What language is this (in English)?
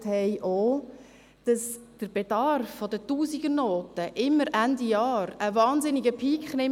Swiss German